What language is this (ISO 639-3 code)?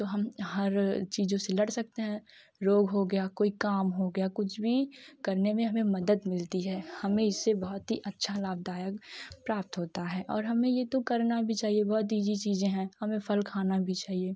hin